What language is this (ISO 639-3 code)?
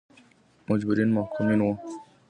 pus